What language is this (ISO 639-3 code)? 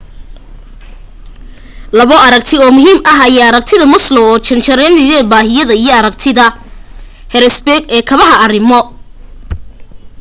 som